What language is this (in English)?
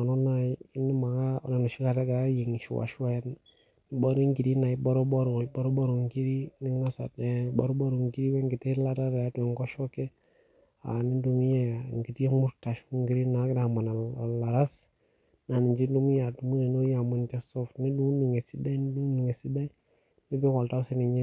Masai